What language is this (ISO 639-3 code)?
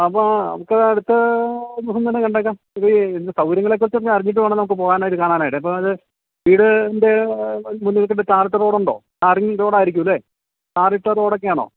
mal